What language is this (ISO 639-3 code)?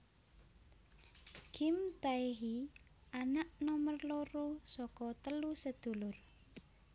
jav